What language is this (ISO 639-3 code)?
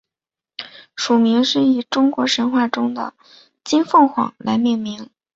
zho